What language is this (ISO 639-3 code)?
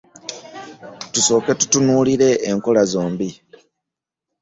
lug